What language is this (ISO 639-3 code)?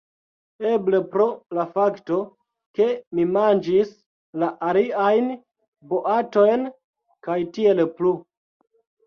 epo